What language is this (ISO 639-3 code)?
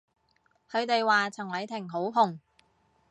yue